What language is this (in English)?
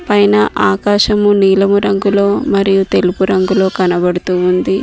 Telugu